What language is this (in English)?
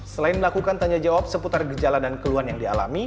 Indonesian